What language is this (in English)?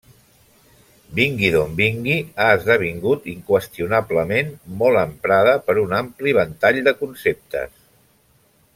Catalan